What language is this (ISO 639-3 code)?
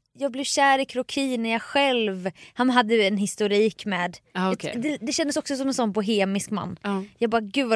swe